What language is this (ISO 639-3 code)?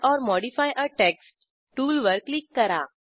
mar